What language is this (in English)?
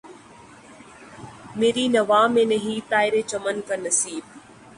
Urdu